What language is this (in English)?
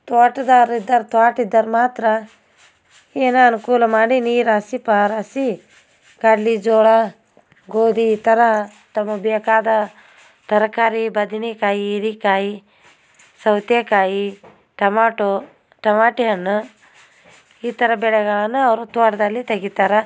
Kannada